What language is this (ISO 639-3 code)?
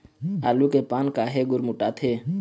hne